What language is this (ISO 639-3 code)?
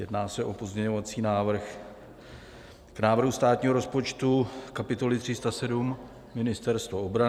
ces